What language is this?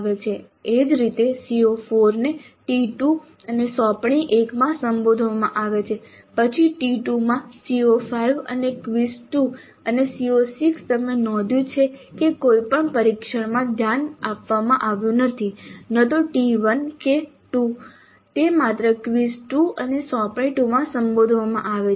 Gujarati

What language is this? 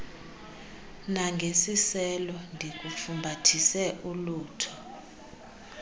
Xhosa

